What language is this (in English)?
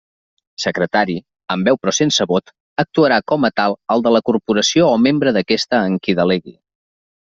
Catalan